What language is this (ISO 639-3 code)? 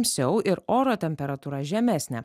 lit